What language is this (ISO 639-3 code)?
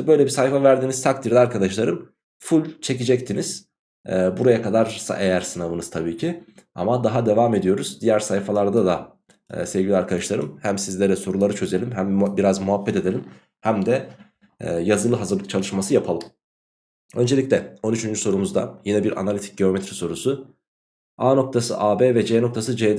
tur